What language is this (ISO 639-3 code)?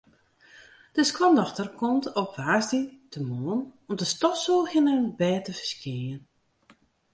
fry